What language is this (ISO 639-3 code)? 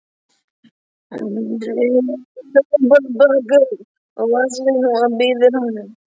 isl